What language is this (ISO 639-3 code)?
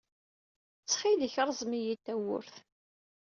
kab